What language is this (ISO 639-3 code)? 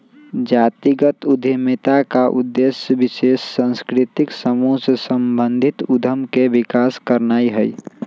mag